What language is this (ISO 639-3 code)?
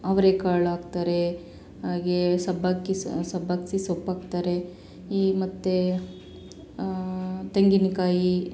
kan